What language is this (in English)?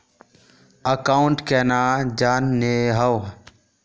Magahi